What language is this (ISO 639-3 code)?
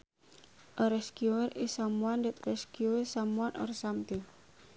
sun